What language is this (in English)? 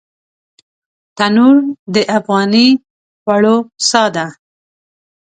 Pashto